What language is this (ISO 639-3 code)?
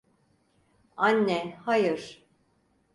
tur